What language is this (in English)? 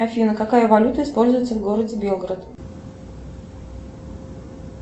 Russian